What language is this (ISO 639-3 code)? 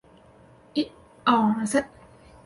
zho